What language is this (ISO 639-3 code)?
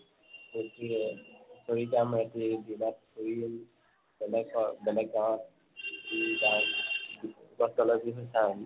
asm